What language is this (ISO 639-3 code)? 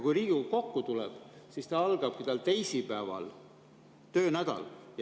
est